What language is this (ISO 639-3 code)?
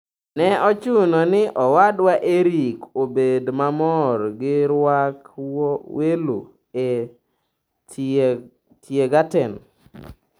luo